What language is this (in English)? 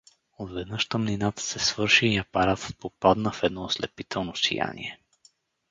Bulgarian